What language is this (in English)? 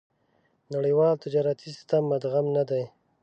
Pashto